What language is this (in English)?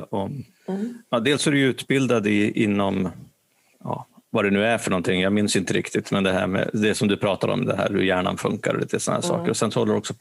Swedish